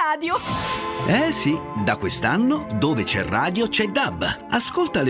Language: Italian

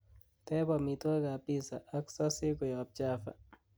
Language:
Kalenjin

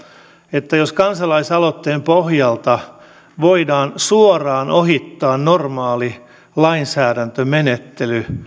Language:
Finnish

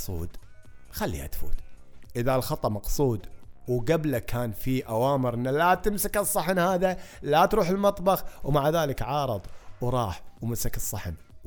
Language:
Arabic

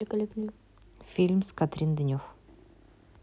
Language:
Russian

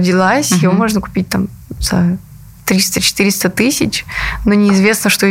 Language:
Russian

